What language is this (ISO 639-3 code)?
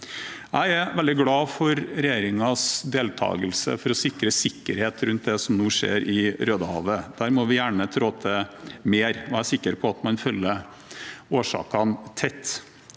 nor